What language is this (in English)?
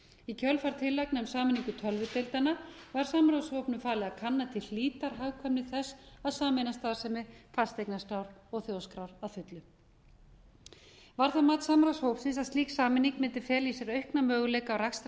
Icelandic